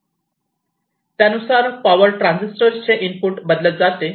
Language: Marathi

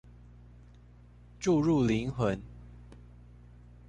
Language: Chinese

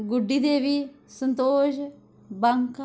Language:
Dogri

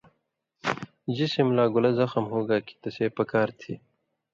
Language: Indus Kohistani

